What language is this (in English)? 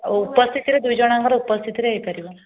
Odia